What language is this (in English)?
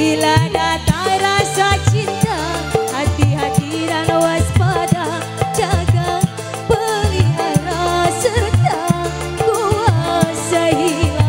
Indonesian